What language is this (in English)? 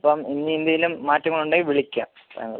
Malayalam